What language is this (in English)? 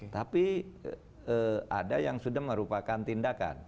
Indonesian